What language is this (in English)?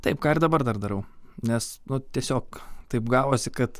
Lithuanian